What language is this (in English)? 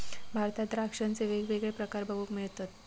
Marathi